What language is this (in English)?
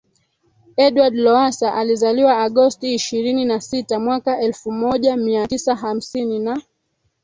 Swahili